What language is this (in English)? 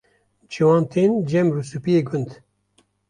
Kurdish